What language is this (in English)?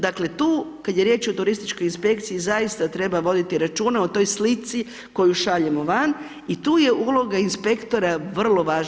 Croatian